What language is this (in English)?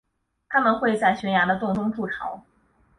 Chinese